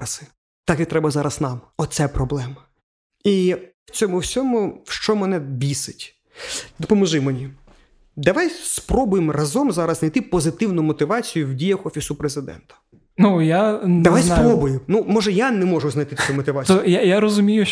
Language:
Ukrainian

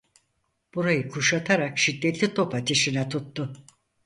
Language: Turkish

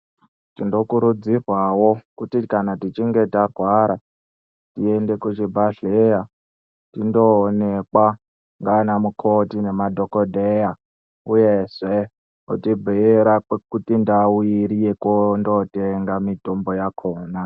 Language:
Ndau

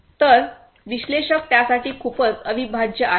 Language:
Marathi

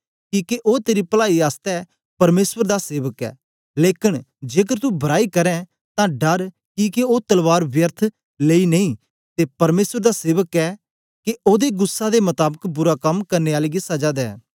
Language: Dogri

